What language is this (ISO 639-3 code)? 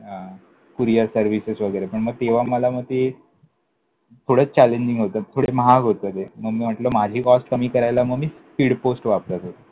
mar